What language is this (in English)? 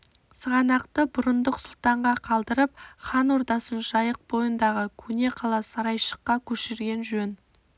Kazakh